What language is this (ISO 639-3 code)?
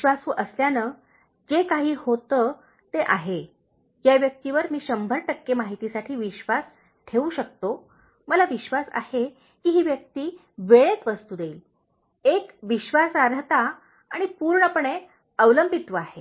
mar